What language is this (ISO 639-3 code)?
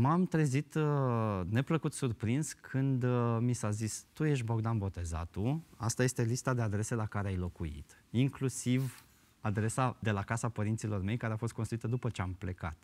ron